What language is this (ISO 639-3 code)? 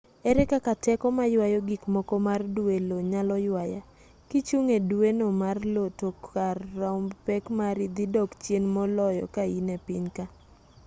luo